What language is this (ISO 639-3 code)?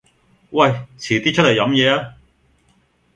yue